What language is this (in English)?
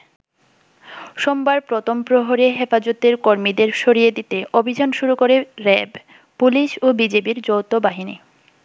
Bangla